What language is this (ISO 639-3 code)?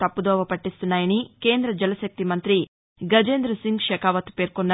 tel